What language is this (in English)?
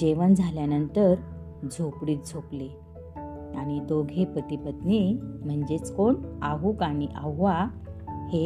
Marathi